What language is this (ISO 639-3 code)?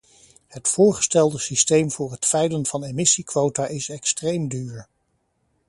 nld